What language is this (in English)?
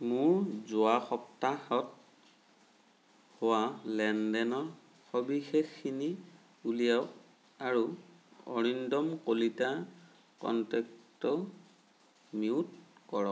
Assamese